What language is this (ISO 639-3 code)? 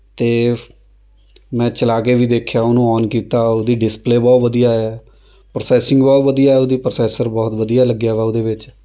pan